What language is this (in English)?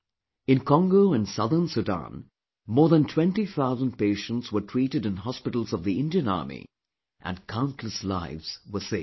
English